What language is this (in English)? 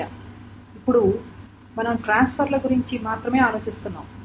Telugu